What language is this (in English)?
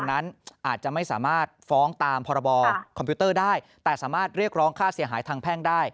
Thai